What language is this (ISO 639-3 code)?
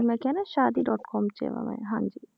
pan